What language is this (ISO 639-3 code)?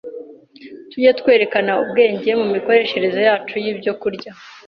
kin